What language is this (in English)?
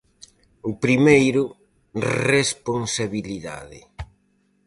Galician